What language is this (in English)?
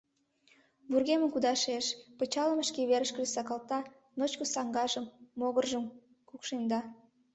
Mari